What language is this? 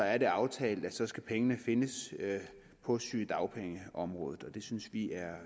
Danish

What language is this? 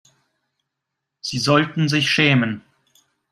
German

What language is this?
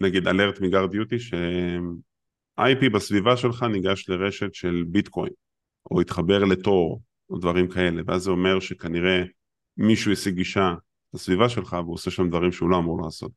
Hebrew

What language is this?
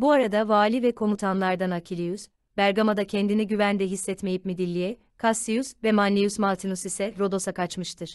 Turkish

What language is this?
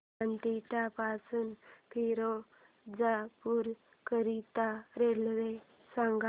Marathi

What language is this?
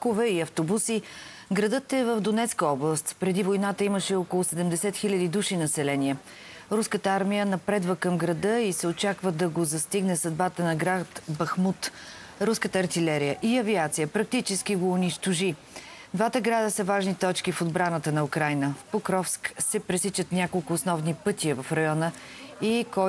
Bulgarian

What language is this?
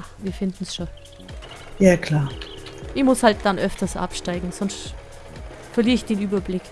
German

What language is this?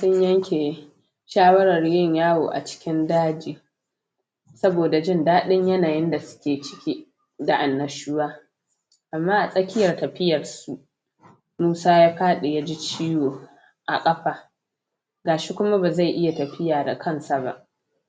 Hausa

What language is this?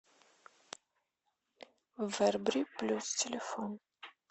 Russian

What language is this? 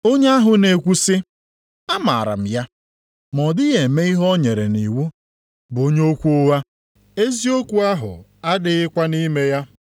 Igbo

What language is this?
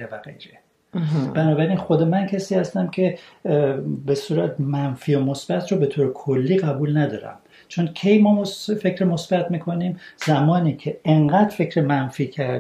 Persian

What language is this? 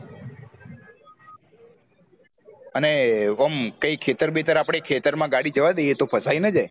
Gujarati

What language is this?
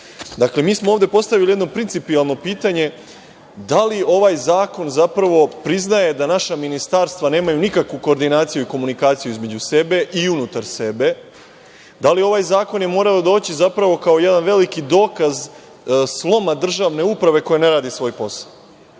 Serbian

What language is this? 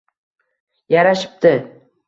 Uzbek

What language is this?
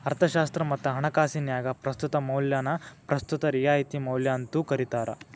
Kannada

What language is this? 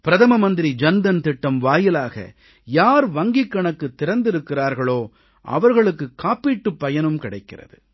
Tamil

